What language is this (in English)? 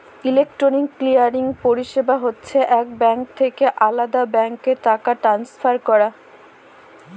Bangla